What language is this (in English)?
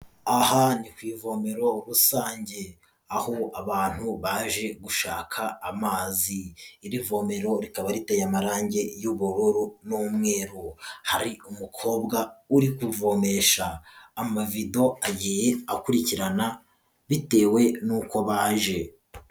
Kinyarwanda